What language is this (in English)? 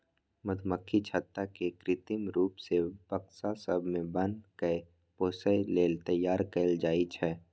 Maithili